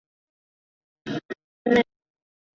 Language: Chinese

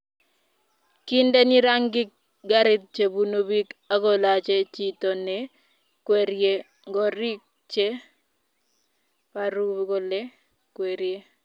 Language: Kalenjin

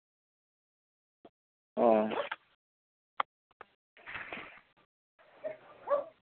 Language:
Santali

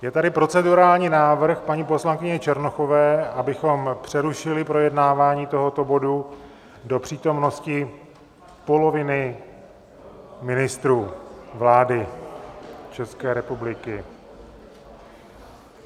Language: Czech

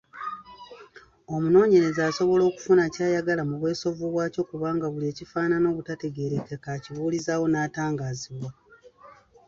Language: Ganda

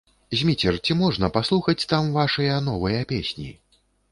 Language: Belarusian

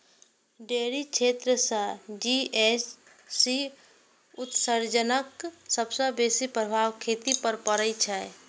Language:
Maithili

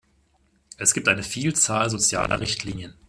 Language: German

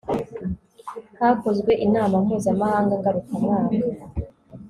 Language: Kinyarwanda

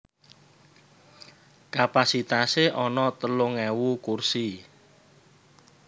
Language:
Javanese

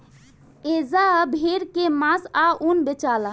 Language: Bhojpuri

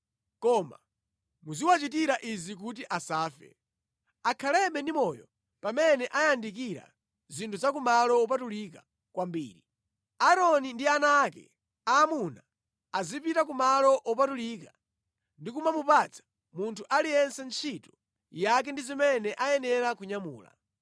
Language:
Nyanja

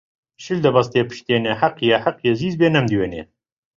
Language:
Central Kurdish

